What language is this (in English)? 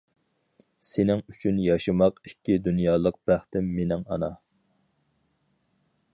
Uyghur